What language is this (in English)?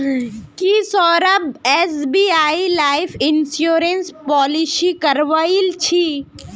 Magahi